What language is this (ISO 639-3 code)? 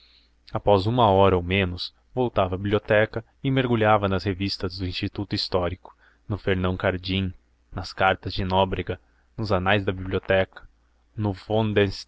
por